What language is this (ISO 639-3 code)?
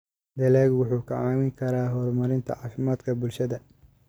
som